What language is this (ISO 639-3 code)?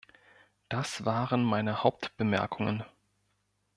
deu